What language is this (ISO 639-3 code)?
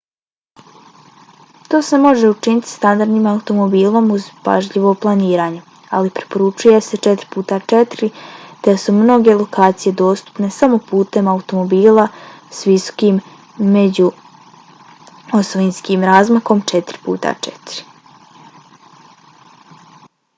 bos